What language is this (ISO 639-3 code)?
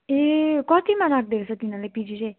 nep